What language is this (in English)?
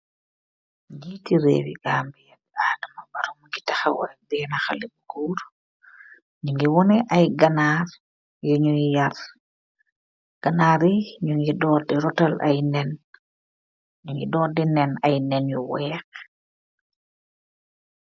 Wolof